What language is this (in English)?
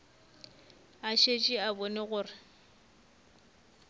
Northern Sotho